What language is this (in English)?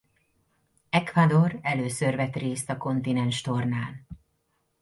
Hungarian